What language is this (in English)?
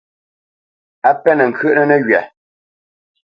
Bamenyam